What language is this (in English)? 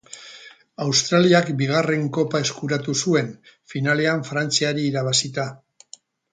Basque